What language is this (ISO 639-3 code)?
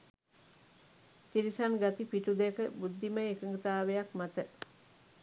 sin